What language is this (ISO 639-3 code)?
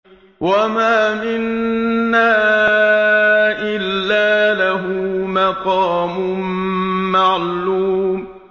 ara